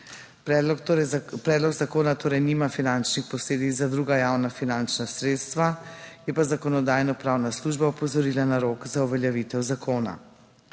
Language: Slovenian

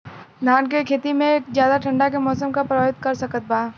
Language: Bhojpuri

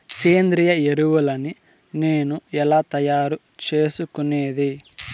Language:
Telugu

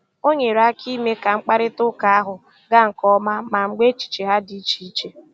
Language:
Igbo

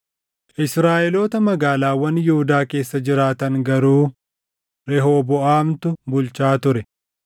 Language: Oromo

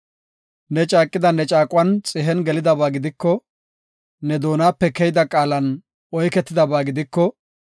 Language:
Gofa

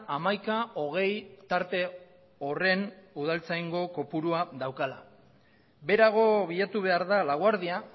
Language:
Basque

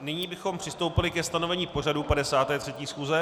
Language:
Czech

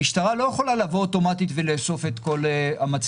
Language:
Hebrew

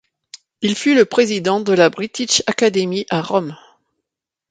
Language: French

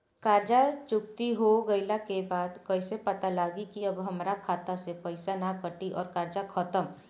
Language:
Bhojpuri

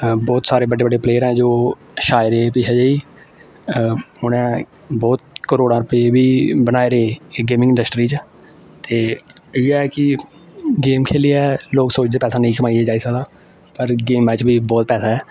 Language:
Dogri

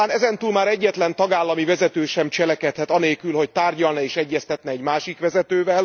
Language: Hungarian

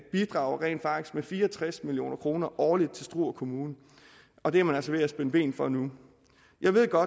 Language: Danish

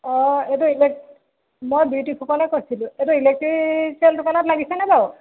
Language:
Assamese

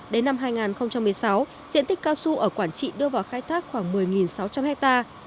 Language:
Vietnamese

